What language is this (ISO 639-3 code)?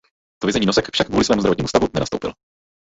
ces